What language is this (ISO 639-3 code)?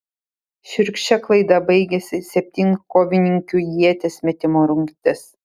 lit